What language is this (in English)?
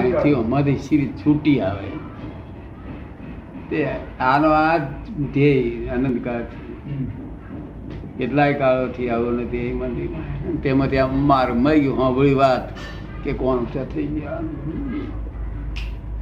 Gujarati